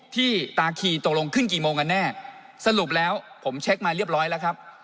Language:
Thai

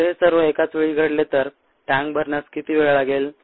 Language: Marathi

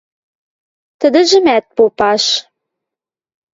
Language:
Western Mari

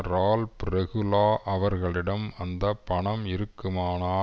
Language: Tamil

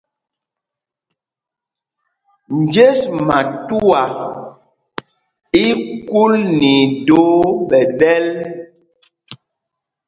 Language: Mpumpong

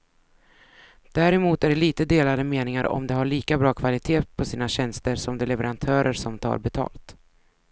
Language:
Swedish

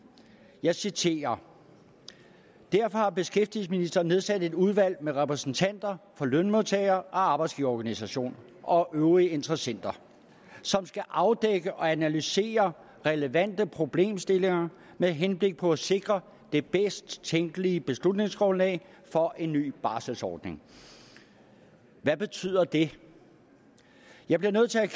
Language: Danish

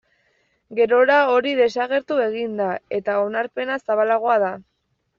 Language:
Basque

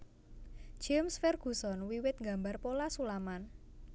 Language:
Javanese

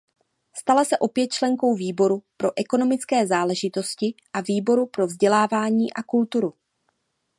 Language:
Czech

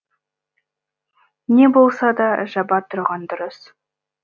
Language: Kazakh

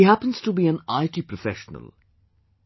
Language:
English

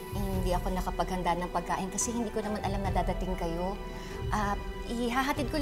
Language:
Filipino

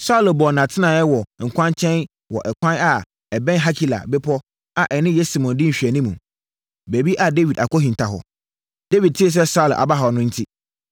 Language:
Akan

